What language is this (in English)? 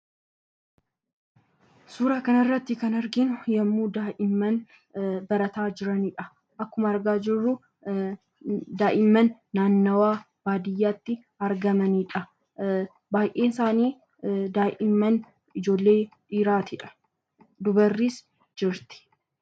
Oromo